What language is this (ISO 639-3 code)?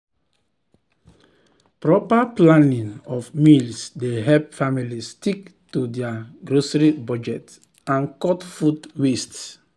pcm